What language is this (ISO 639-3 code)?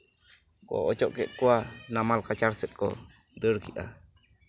sat